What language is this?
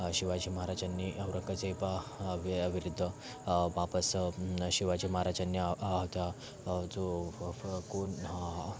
Marathi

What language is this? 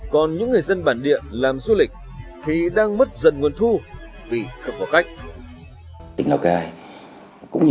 Vietnamese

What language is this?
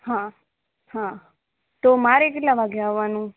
Gujarati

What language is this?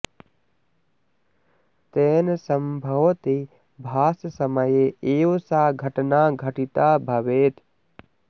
Sanskrit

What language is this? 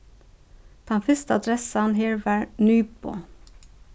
Faroese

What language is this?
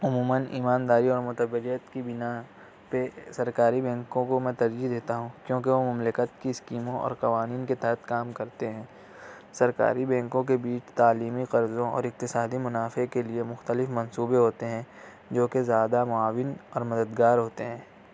Urdu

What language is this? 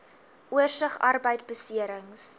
Afrikaans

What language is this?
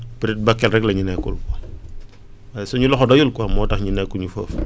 Wolof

